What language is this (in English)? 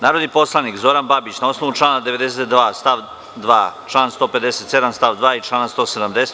Serbian